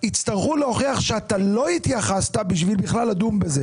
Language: Hebrew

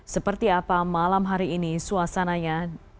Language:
Indonesian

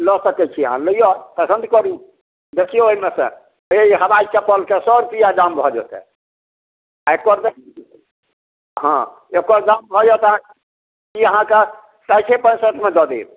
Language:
Maithili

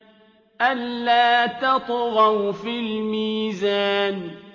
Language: Arabic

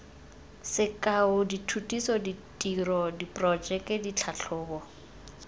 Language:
Tswana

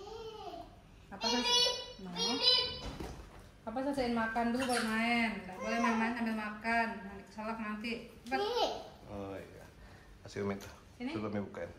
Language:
Indonesian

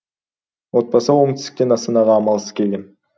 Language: Kazakh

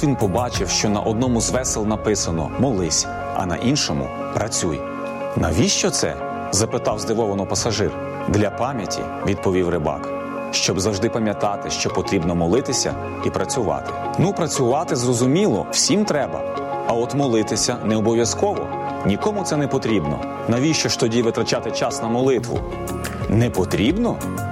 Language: Ukrainian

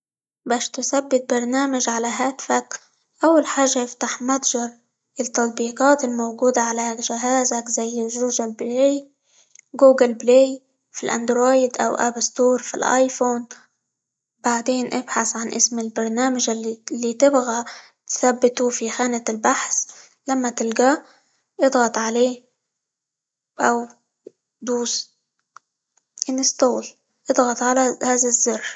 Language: Libyan Arabic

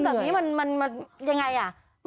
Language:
Thai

